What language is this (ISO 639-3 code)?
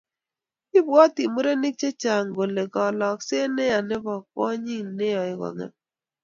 kln